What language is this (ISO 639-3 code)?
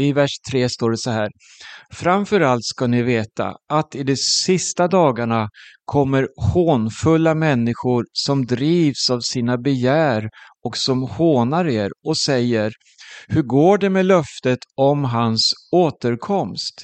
swe